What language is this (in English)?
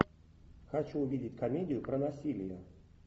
Russian